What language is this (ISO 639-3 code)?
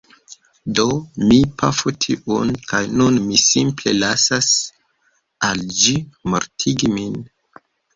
epo